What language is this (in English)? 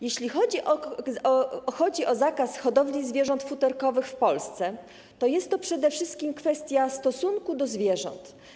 Polish